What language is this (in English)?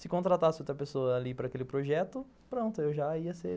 Portuguese